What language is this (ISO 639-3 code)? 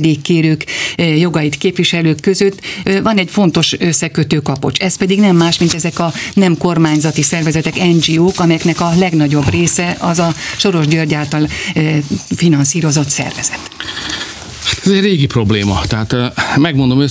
hun